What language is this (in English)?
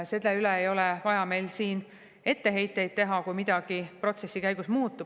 Estonian